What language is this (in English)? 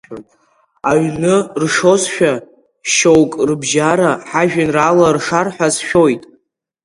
Abkhazian